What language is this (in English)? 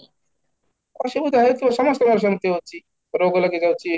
Odia